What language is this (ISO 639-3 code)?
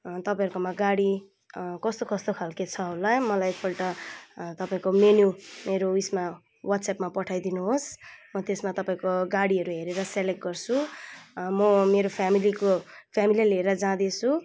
nep